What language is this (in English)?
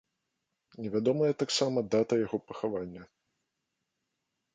Belarusian